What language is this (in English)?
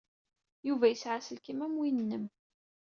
Kabyle